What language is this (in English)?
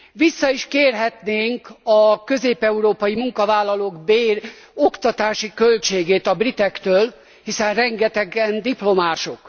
Hungarian